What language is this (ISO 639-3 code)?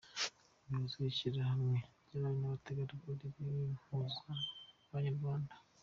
kin